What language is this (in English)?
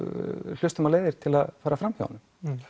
Icelandic